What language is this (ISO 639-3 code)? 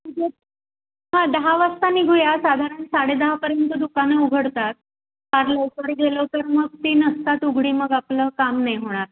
mar